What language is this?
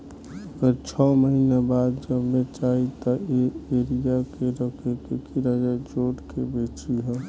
Bhojpuri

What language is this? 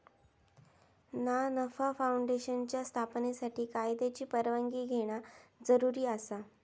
Marathi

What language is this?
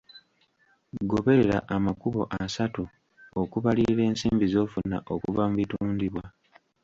Ganda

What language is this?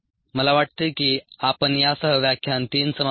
Marathi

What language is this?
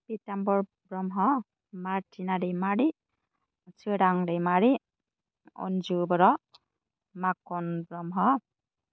Bodo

